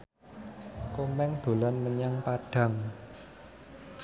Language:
Javanese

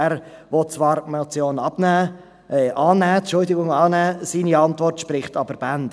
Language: Swiss German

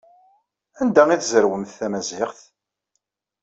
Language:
Kabyle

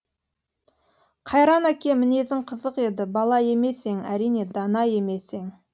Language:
Kazakh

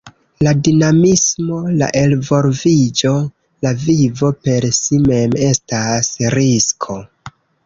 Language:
Esperanto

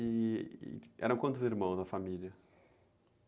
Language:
Portuguese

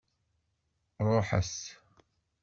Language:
Kabyle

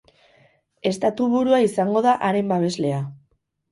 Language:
Basque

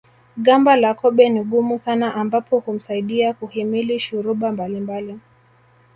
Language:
Swahili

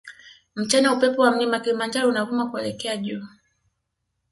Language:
Swahili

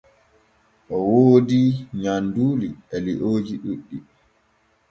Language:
Borgu Fulfulde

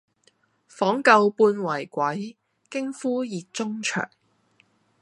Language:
Cantonese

